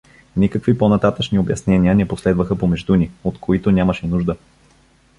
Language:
Bulgarian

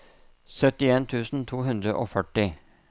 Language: Norwegian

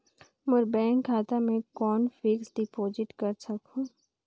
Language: Chhattisgarhi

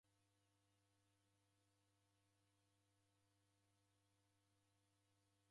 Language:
Taita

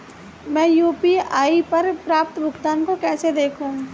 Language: Hindi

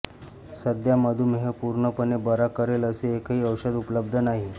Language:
Marathi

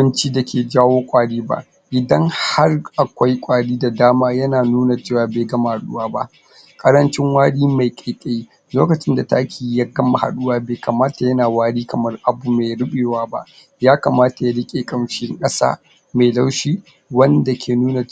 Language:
Hausa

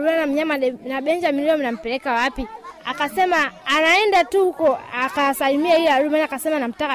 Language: Swahili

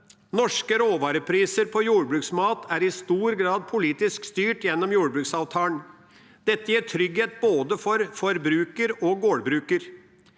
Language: Norwegian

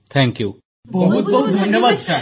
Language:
Odia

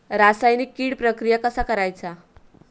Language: Marathi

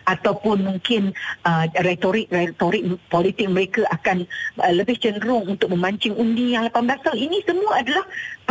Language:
Malay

